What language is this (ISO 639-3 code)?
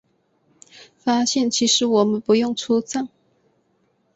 zho